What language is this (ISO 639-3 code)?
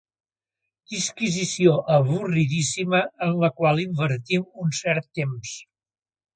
cat